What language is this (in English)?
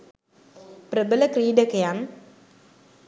Sinhala